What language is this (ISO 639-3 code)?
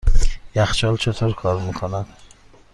fas